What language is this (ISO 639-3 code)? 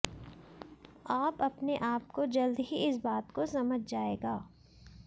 hin